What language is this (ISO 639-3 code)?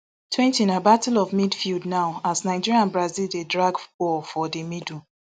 pcm